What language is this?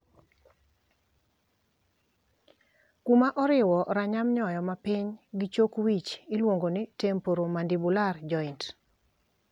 Luo (Kenya and Tanzania)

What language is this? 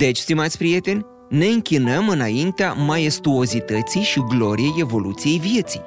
Romanian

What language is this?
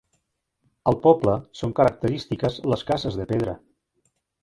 Catalan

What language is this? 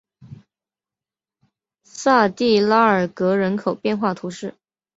Chinese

